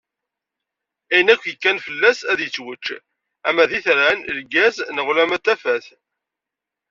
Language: Kabyle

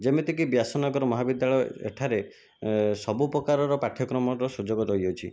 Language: Odia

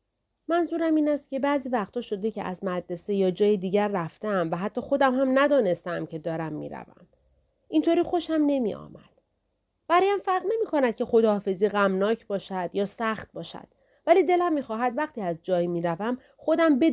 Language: Persian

